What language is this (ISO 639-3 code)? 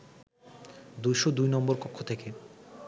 ben